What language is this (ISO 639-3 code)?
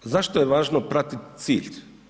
hrv